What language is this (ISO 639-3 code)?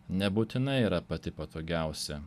lit